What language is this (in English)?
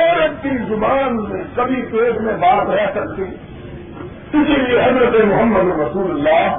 Urdu